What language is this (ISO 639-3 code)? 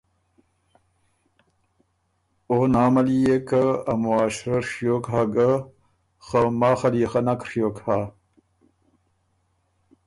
oru